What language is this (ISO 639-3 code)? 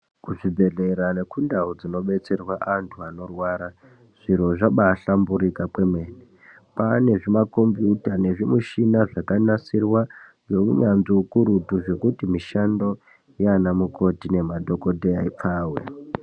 ndc